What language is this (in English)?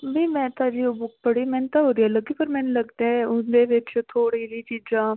Punjabi